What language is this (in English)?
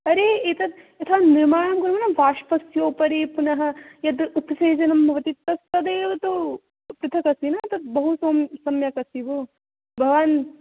Sanskrit